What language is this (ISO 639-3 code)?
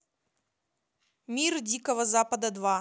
rus